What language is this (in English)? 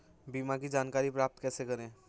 Hindi